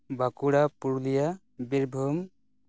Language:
Santali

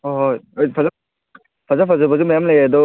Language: Manipuri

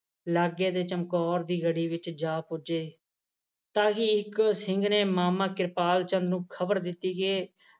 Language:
Punjabi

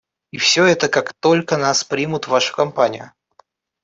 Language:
Russian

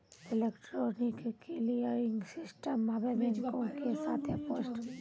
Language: Maithili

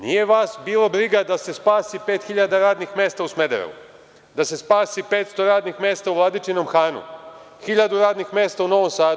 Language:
Serbian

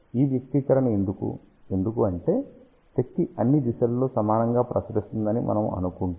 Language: Telugu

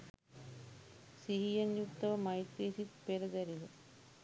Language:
Sinhala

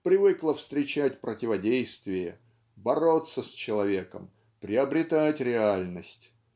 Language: Russian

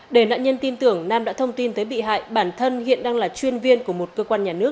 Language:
Vietnamese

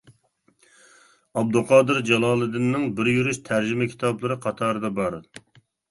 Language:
Uyghur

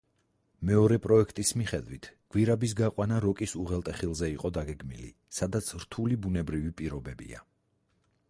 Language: Georgian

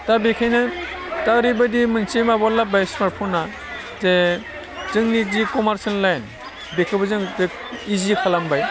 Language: Bodo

